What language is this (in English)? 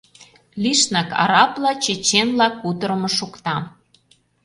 Mari